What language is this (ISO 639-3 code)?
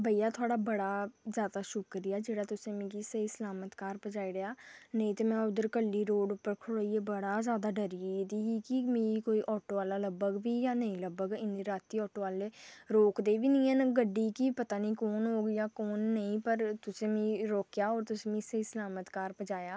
doi